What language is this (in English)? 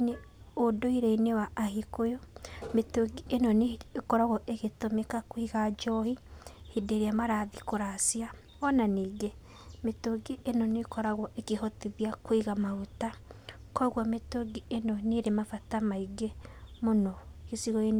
Kikuyu